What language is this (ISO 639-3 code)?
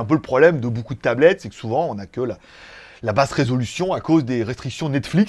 fra